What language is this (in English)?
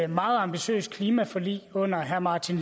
Danish